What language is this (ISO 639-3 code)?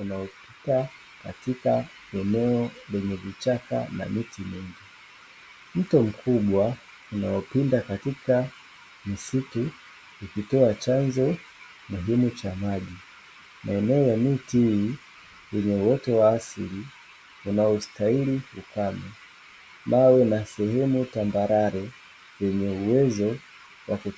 swa